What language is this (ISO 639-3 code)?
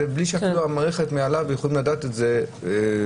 heb